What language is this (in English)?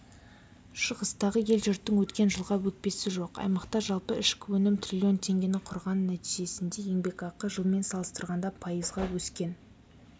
Kazakh